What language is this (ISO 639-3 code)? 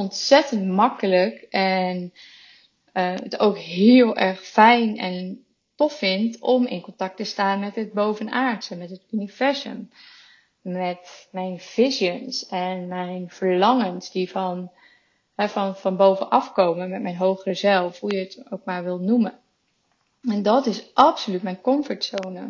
nld